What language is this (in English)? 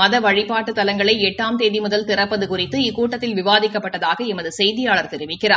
Tamil